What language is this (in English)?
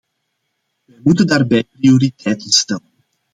Dutch